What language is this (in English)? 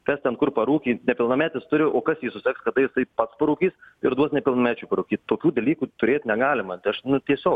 Lithuanian